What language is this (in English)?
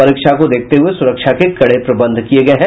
Hindi